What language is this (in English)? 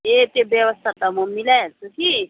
Nepali